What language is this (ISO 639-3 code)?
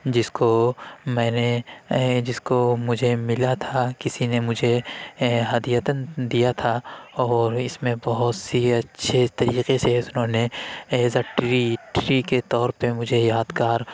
urd